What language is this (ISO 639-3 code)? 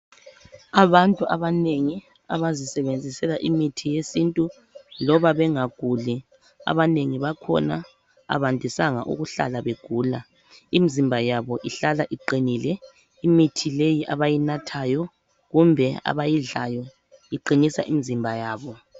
nde